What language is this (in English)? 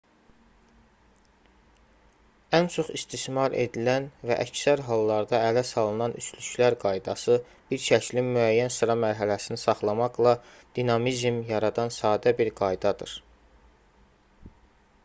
Azerbaijani